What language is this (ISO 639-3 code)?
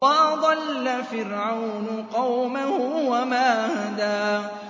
ara